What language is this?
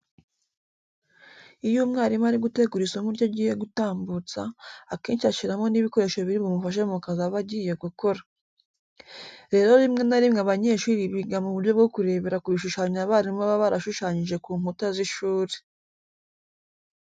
Kinyarwanda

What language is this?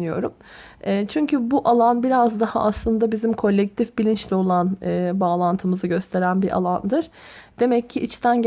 Turkish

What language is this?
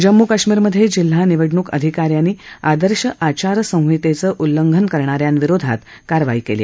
Marathi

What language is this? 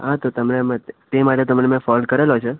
Gujarati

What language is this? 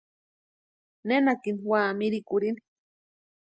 Western Highland Purepecha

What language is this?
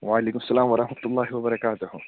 Kashmiri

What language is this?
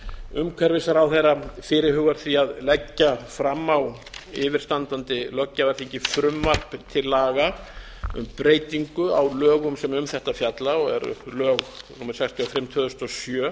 Icelandic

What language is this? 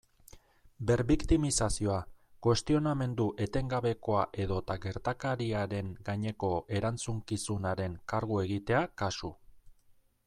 Basque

